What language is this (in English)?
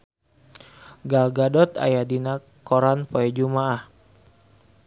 Sundanese